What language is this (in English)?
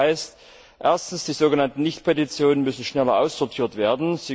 German